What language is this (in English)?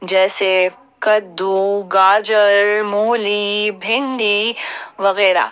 Hindi